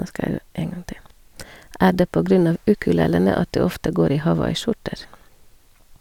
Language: Norwegian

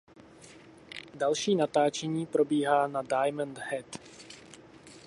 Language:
Czech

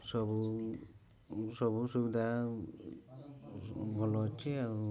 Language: Odia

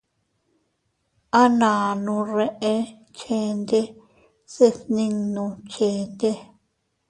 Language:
Teutila Cuicatec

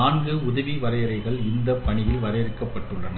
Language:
Tamil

